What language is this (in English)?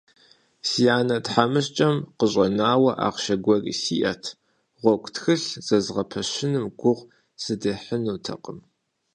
Kabardian